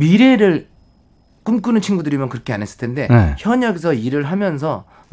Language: Korean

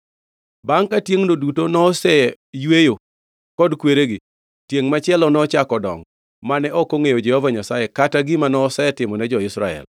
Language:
Luo (Kenya and Tanzania)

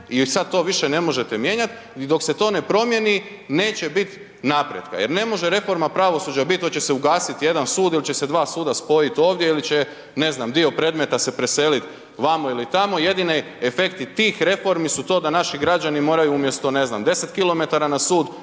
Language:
Croatian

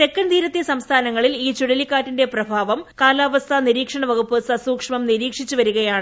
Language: Malayalam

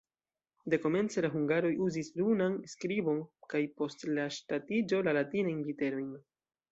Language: Esperanto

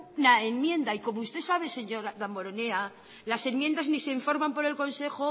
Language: Spanish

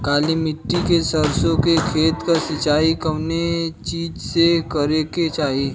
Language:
Bhojpuri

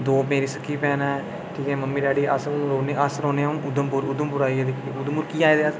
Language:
Dogri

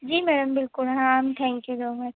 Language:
Hindi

